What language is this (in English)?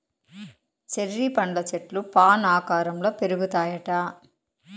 Telugu